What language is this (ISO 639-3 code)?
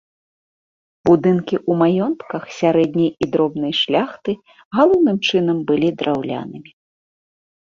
bel